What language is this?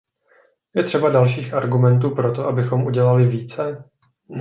Czech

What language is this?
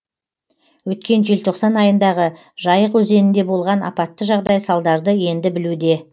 Kazakh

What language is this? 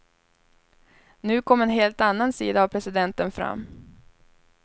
Swedish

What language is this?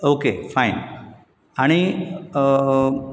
Konkani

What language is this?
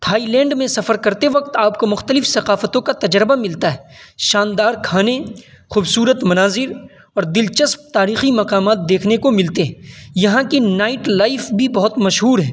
Urdu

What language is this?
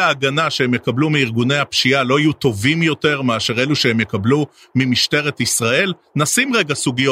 Hebrew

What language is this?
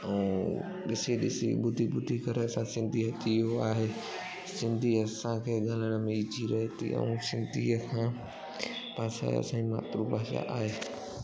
Sindhi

